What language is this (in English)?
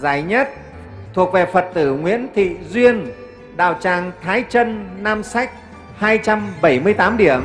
Vietnamese